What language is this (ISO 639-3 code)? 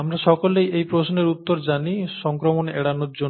ben